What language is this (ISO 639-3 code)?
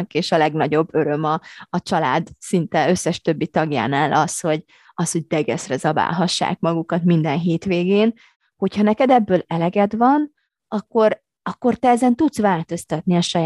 hun